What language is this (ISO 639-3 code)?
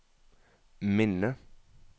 nor